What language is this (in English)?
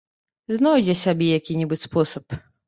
Belarusian